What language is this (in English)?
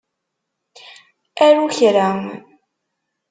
Kabyle